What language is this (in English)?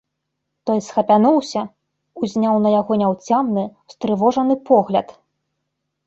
Belarusian